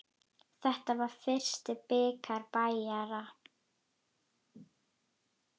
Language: Icelandic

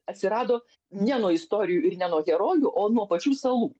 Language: Lithuanian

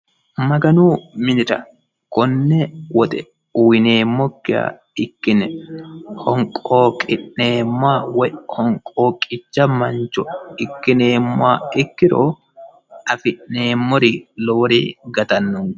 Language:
Sidamo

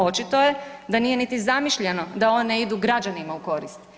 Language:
Croatian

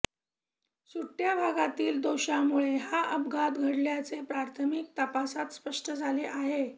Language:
Marathi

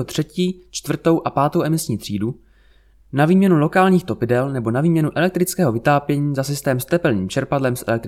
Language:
Czech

